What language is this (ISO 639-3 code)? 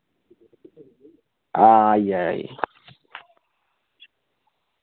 doi